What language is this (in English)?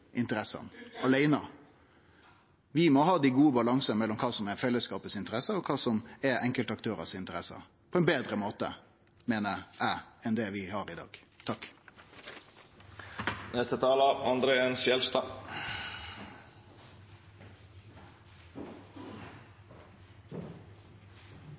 Norwegian Nynorsk